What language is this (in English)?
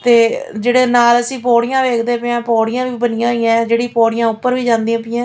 Punjabi